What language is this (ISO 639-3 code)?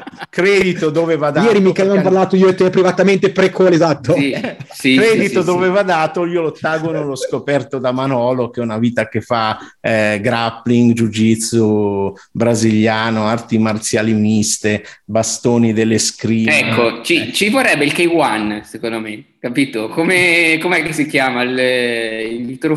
ita